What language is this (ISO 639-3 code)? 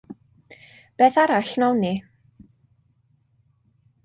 cym